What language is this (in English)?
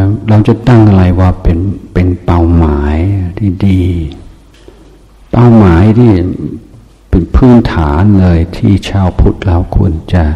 Thai